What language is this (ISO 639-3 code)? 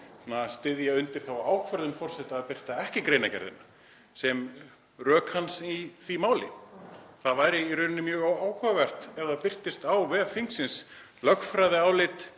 isl